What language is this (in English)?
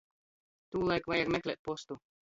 Latgalian